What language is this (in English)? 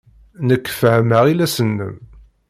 Kabyle